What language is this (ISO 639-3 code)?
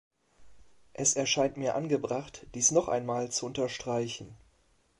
deu